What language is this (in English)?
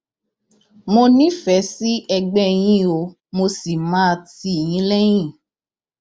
Yoruba